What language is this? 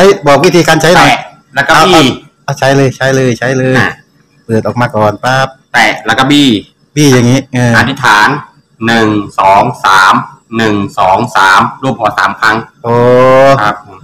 Thai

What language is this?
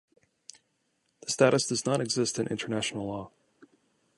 English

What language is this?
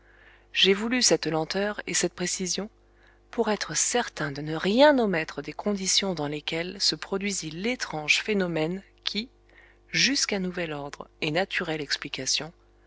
French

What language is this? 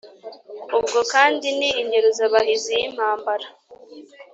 Kinyarwanda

